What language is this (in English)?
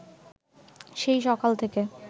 Bangla